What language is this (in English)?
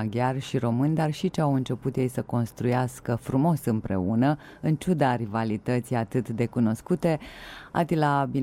Romanian